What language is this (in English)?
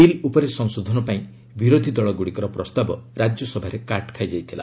Odia